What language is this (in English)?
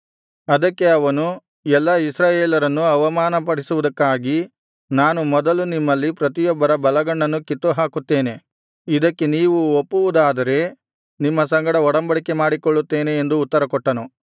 Kannada